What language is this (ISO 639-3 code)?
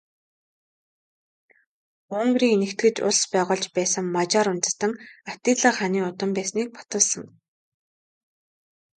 mon